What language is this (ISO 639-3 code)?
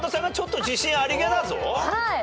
jpn